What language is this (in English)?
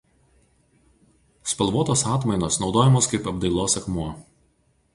Lithuanian